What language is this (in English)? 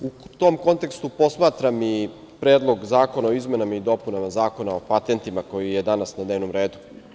Serbian